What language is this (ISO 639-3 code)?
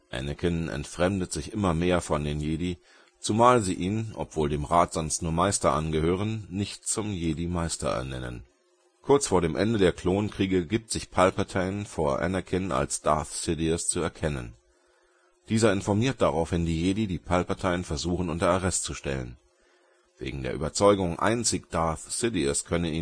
deu